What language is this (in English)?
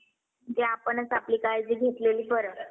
Marathi